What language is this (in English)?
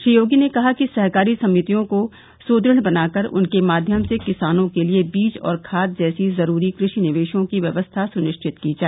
Hindi